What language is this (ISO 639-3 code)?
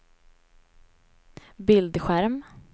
swe